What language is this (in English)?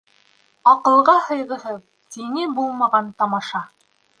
Bashkir